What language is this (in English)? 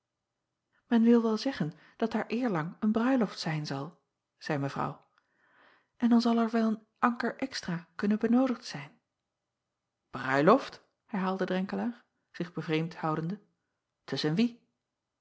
Dutch